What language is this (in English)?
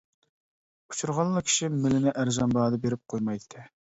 Uyghur